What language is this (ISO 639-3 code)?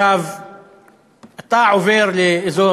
heb